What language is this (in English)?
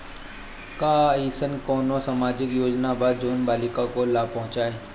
Bhojpuri